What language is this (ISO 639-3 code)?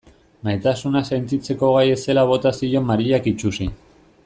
eus